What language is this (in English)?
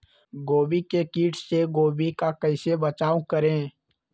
Magahi